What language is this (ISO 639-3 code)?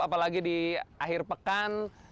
ind